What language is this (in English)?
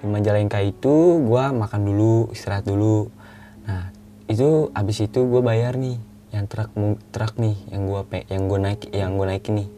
Indonesian